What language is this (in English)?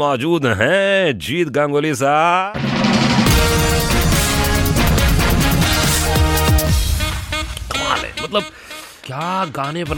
Hindi